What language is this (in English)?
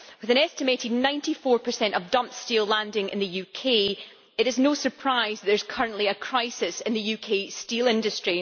English